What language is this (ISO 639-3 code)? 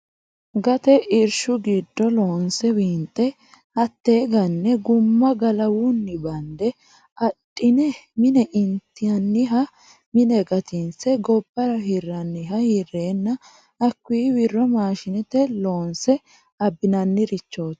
sid